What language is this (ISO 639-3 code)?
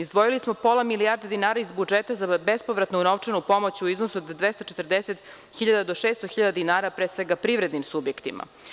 srp